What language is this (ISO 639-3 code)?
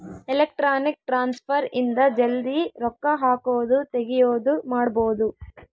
kan